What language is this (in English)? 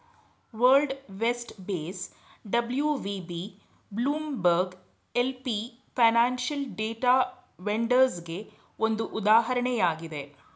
Kannada